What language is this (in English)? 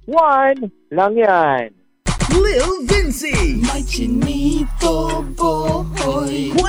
Filipino